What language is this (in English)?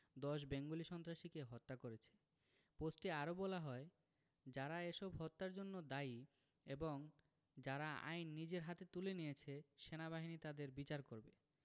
Bangla